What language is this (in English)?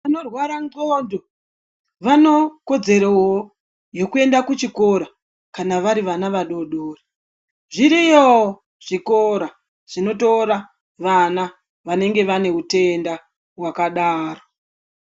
Ndau